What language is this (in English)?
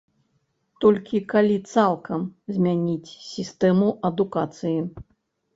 Belarusian